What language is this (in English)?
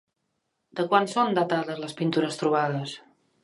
Catalan